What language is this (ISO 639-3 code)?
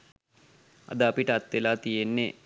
sin